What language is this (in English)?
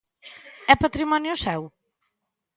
Galician